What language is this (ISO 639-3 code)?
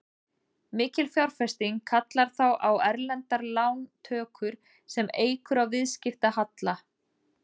isl